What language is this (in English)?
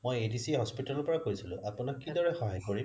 Assamese